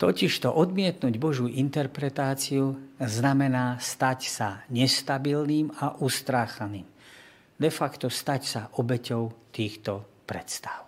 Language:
Slovak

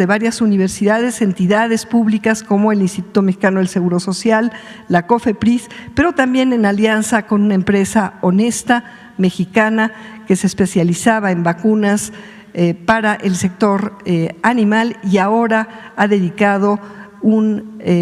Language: Spanish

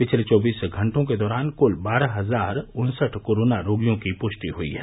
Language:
Hindi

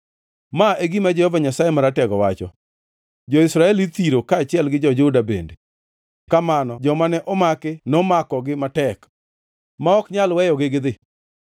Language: Luo (Kenya and Tanzania)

